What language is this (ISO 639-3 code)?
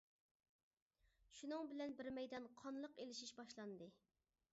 uig